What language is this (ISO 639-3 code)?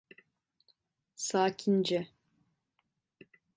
tur